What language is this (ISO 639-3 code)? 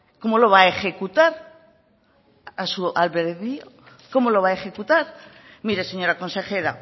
spa